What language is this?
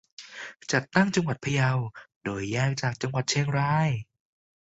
Thai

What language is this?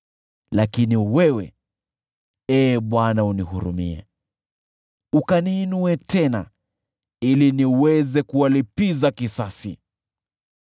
Swahili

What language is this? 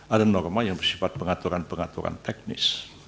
Indonesian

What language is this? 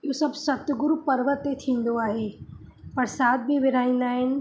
Sindhi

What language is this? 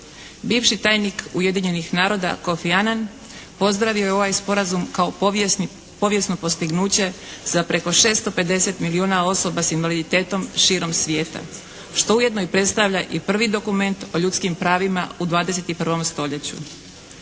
Croatian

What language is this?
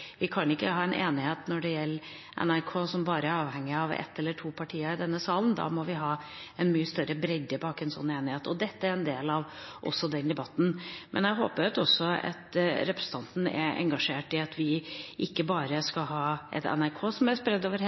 Norwegian Bokmål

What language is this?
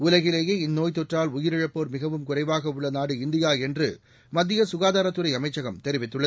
Tamil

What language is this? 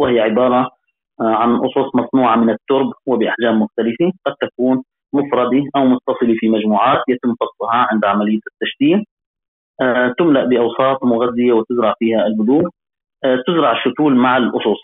Arabic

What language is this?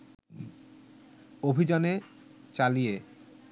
Bangla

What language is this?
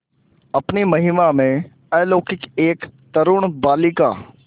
Hindi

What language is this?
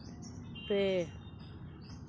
Santali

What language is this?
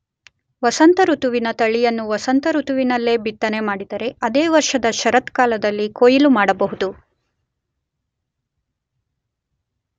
Kannada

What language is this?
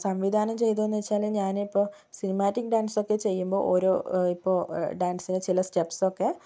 Malayalam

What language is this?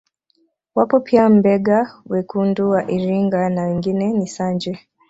Swahili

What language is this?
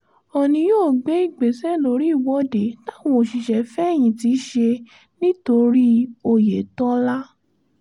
Yoruba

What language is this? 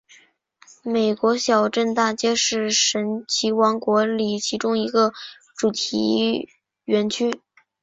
Chinese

